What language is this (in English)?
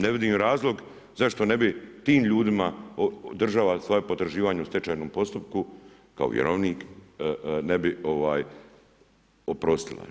Croatian